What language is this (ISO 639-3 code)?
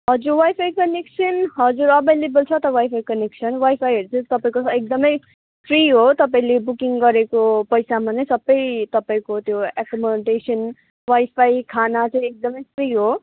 nep